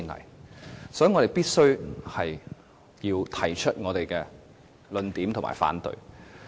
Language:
Cantonese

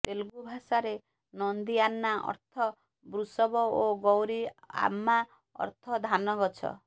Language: Odia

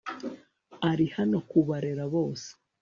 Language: Kinyarwanda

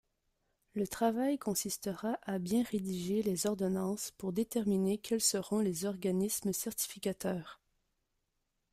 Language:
French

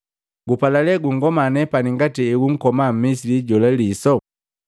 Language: Matengo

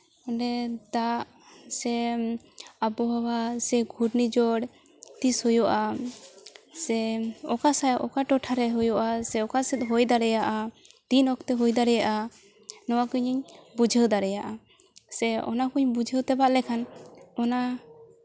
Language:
Santali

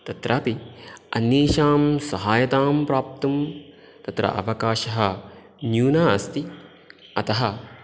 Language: Sanskrit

